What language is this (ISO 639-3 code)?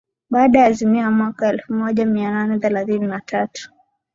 swa